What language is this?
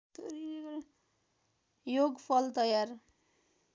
Nepali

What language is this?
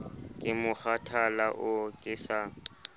Southern Sotho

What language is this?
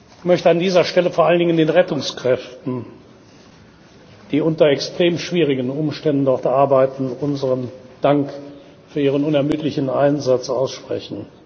German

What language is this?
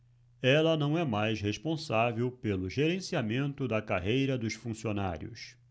Portuguese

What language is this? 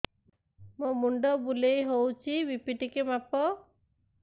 Odia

